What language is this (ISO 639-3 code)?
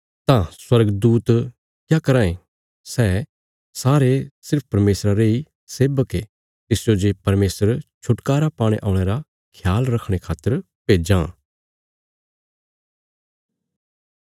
kfs